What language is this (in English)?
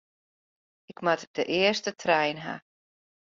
Western Frisian